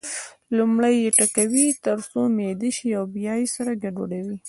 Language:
Pashto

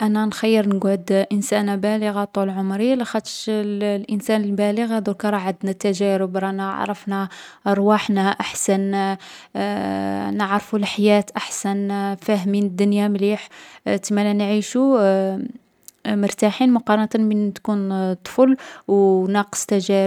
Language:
Algerian Arabic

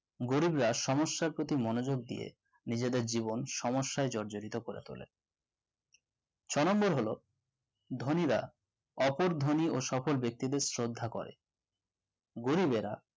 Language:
Bangla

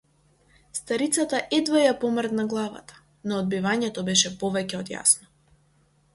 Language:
Macedonian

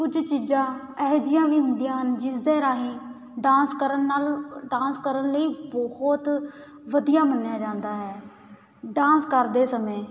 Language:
Punjabi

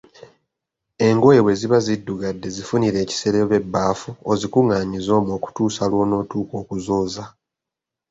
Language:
Ganda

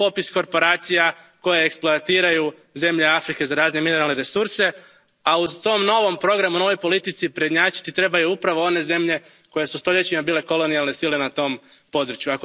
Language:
Croatian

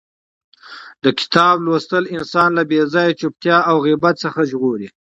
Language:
Pashto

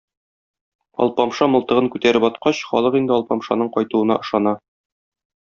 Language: Tatar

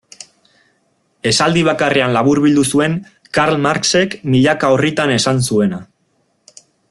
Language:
Basque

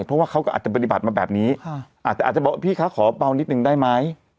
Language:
Thai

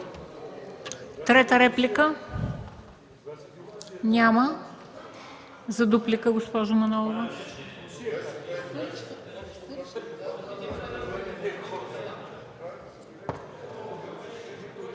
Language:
Bulgarian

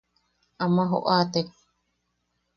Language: Yaqui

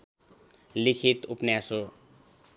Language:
Nepali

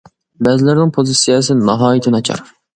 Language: Uyghur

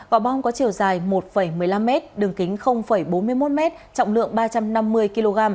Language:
Vietnamese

